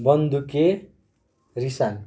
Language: Nepali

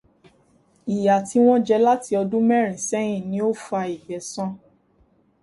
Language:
Yoruba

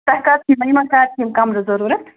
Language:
Kashmiri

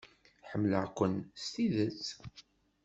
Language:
Kabyle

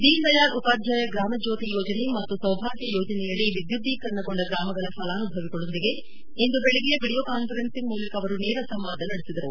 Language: Kannada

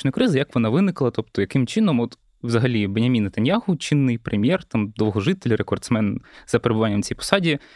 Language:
Ukrainian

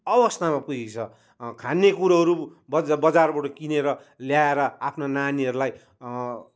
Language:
Nepali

